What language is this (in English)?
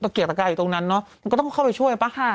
Thai